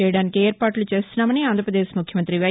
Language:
Telugu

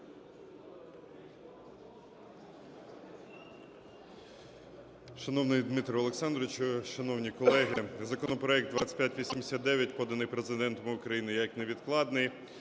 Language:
Ukrainian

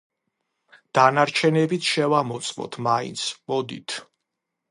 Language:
Georgian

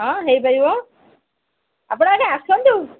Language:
Odia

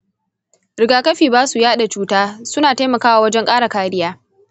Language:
Hausa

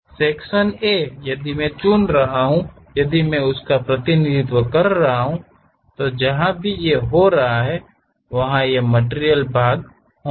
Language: Hindi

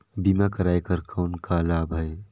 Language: Chhattisgarhi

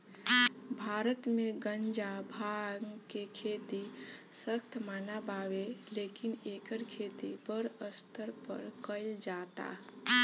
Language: Bhojpuri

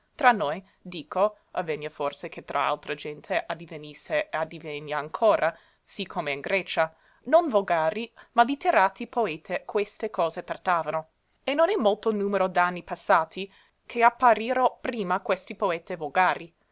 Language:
Italian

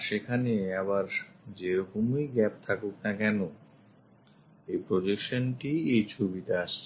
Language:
Bangla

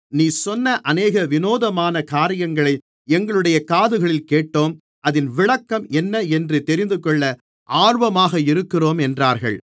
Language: Tamil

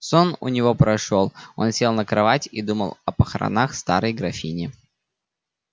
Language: Russian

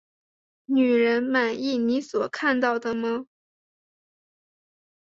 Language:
Chinese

